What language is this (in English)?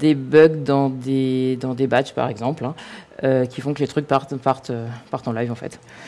French